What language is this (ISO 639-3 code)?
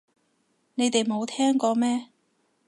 yue